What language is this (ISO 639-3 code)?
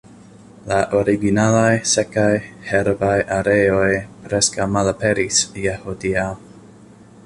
epo